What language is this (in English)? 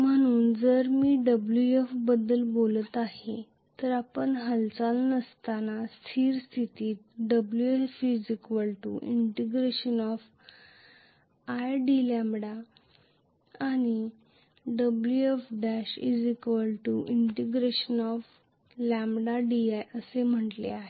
Marathi